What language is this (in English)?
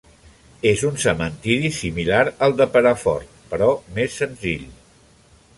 Catalan